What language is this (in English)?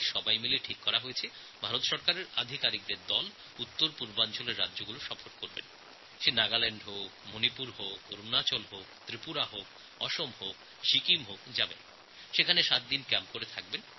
Bangla